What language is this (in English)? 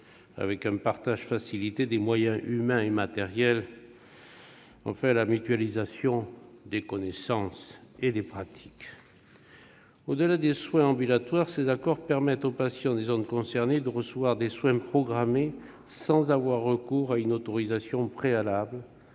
French